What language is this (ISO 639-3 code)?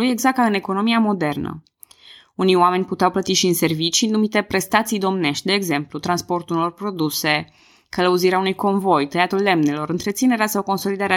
ron